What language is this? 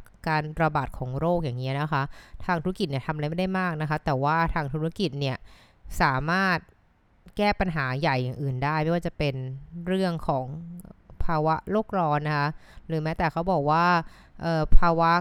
Thai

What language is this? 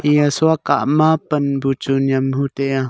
Wancho Naga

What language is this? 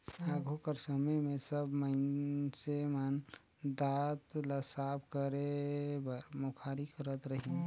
Chhattisgarhi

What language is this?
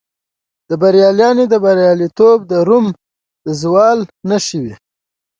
Pashto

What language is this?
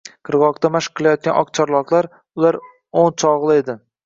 Uzbek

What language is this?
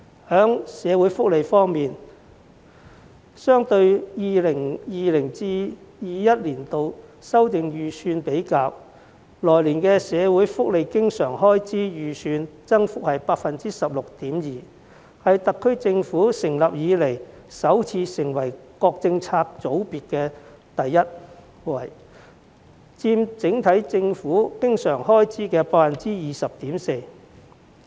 Cantonese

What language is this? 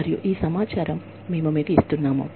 Telugu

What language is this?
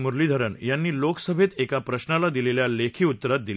Marathi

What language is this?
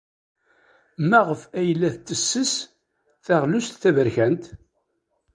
Kabyle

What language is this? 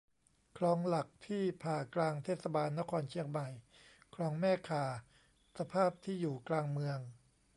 Thai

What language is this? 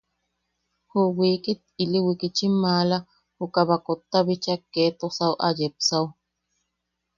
Yaqui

